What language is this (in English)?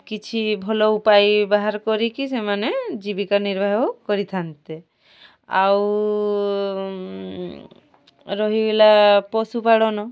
Odia